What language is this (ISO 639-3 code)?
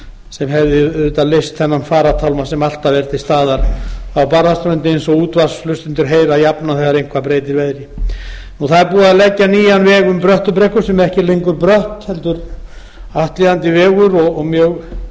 isl